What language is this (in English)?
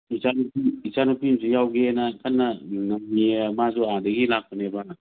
Manipuri